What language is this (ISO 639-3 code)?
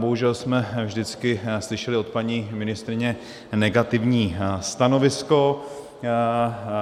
ces